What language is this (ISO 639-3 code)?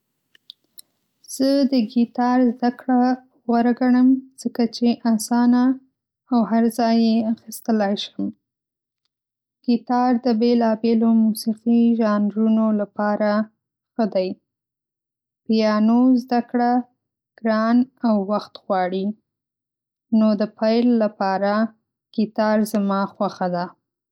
pus